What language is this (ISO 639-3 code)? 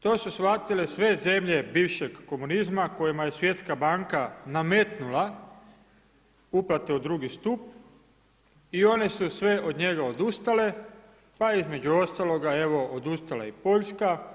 hrv